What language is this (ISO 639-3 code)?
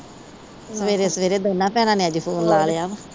pan